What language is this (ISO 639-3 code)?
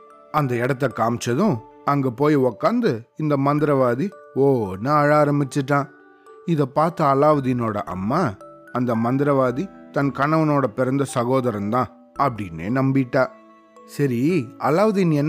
tam